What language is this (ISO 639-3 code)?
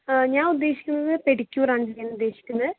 mal